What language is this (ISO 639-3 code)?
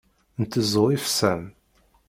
kab